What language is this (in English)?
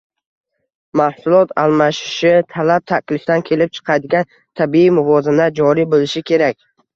Uzbek